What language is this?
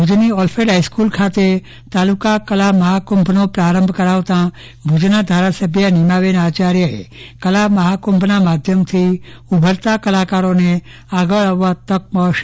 Gujarati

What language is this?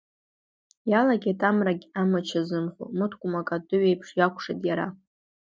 Abkhazian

